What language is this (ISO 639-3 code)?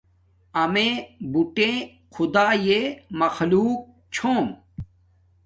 dmk